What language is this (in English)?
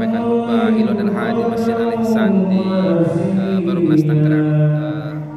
Indonesian